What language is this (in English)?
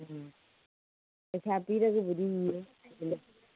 Manipuri